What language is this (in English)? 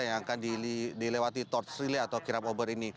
Indonesian